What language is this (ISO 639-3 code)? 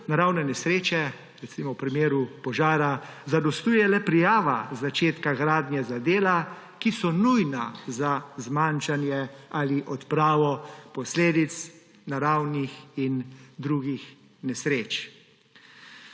slv